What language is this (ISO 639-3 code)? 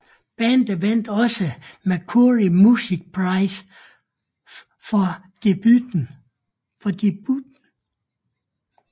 dan